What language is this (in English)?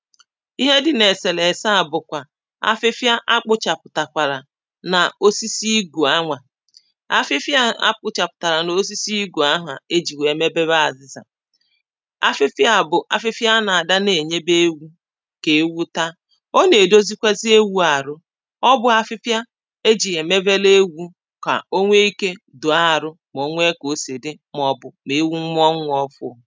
Igbo